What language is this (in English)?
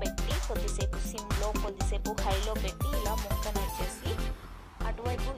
Romanian